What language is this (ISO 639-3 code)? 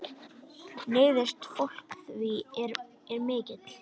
isl